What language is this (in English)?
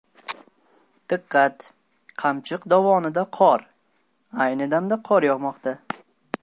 Uzbek